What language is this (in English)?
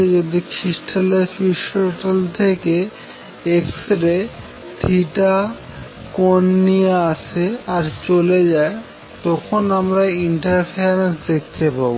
Bangla